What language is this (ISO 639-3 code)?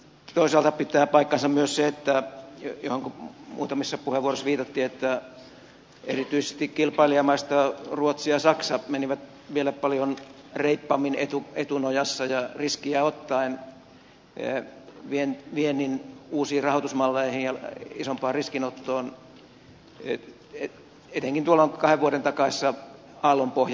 fin